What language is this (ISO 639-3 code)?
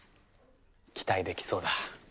jpn